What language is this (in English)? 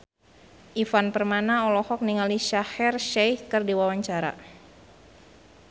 Sundanese